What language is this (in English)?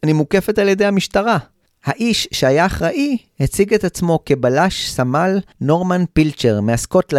Hebrew